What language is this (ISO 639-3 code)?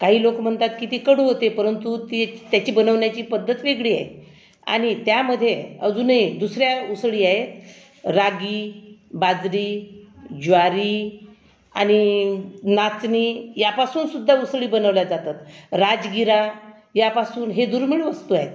mar